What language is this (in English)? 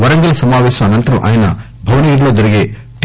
Telugu